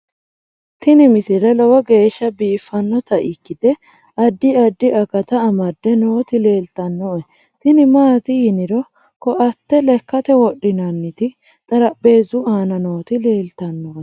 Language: Sidamo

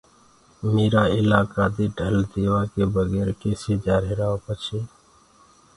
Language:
Gurgula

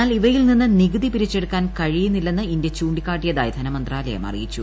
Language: Malayalam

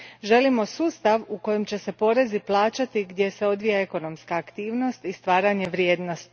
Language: Croatian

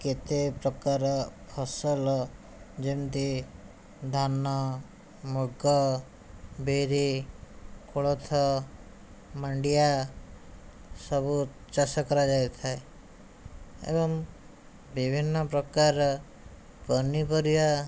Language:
Odia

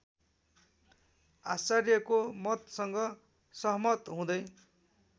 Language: Nepali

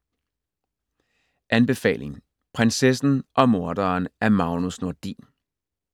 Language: Danish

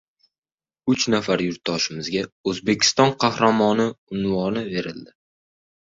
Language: Uzbek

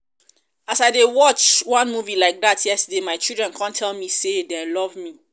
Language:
Nigerian Pidgin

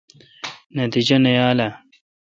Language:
Kalkoti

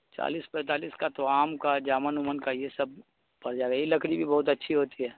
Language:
Urdu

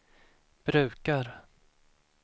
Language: Swedish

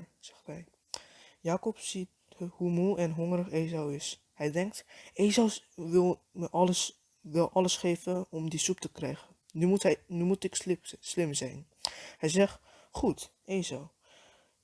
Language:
Dutch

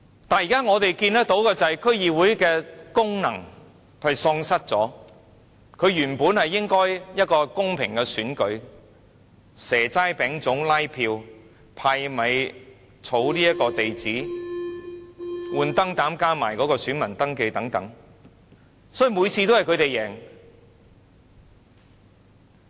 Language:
Cantonese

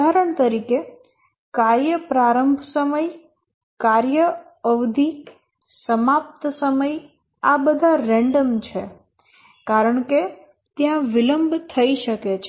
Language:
Gujarati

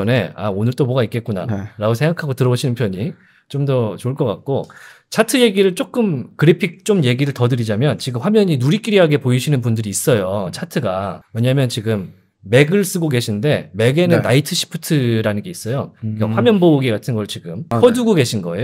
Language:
Korean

